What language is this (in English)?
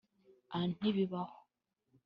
Kinyarwanda